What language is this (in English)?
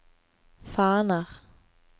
Norwegian